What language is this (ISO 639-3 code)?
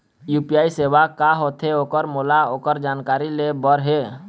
hne